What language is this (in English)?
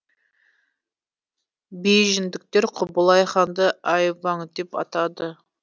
Kazakh